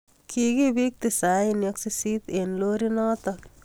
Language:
Kalenjin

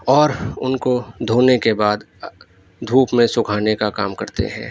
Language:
Urdu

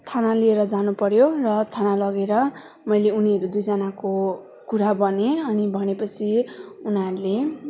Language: Nepali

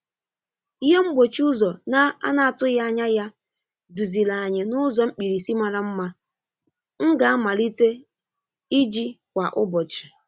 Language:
Igbo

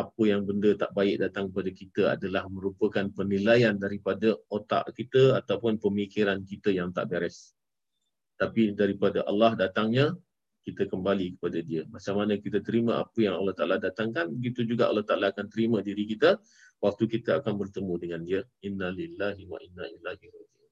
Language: Malay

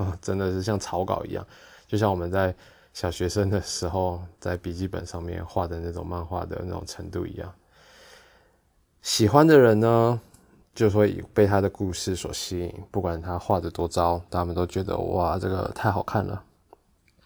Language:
Chinese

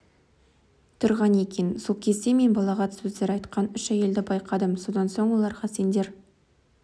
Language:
Kazakh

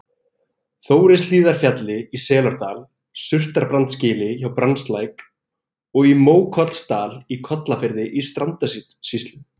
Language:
Icelandic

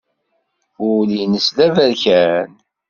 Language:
Kabyle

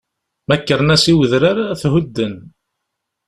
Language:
Kabyle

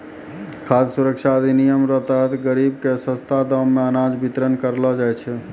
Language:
Maithili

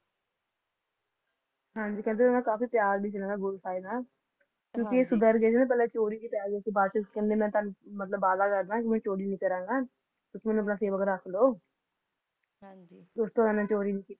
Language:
Punjabi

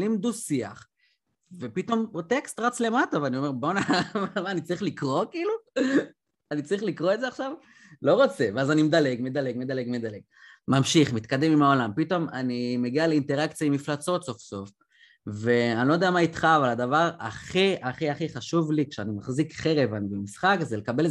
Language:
Hebrew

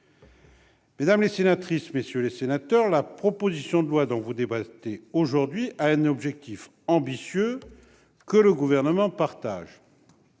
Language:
French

